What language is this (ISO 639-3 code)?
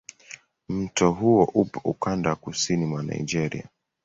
swa